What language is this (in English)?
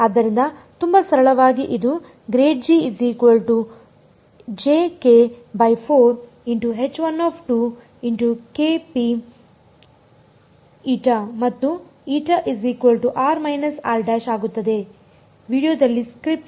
Kannada